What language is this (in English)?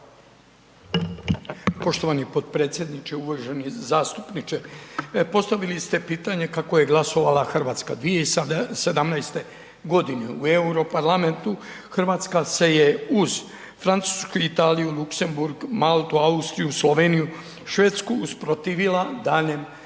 Croatian